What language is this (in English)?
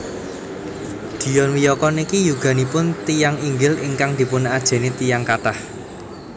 Javanese